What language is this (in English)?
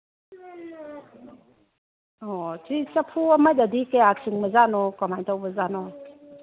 Manipuri